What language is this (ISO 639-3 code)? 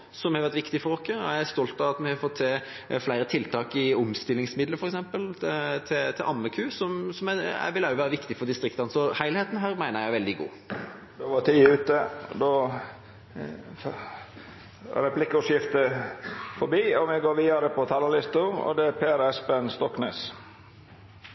nor